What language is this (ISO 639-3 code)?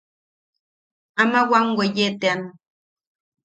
yaq